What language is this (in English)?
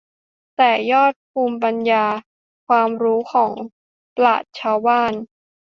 Thai